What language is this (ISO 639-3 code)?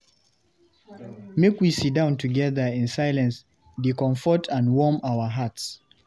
pcm